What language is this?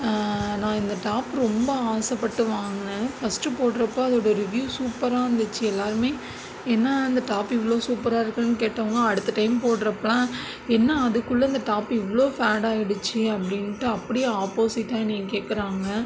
Tamil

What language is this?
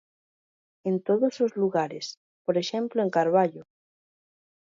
Galician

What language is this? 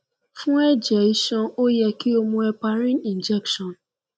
Yoruba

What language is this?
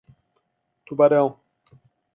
Portuguese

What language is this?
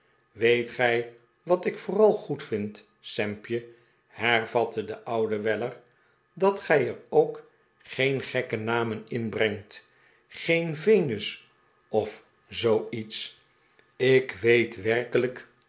Dutch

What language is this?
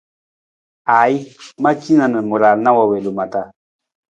Nawdm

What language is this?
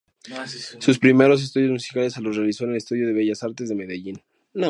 Spanish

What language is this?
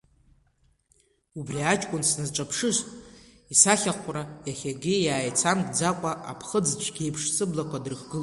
Abkhazian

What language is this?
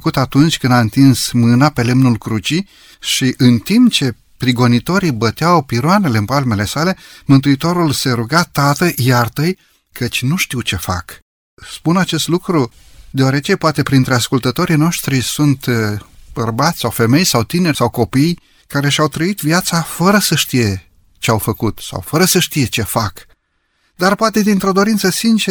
Romanian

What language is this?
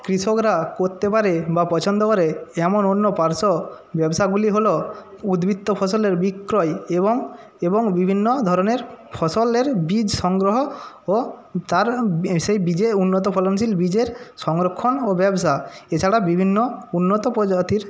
Bangla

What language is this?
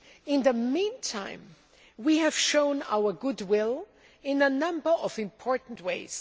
English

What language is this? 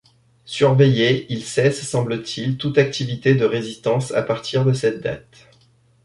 French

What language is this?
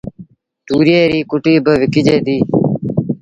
Sindhi Bhil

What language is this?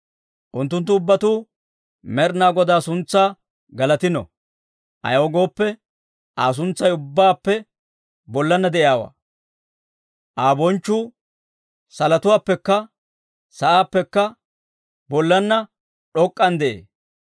Dawro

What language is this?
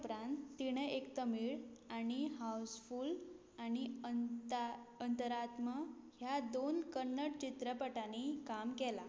Konkani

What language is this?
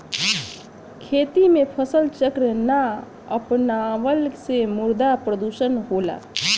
Bhojpuri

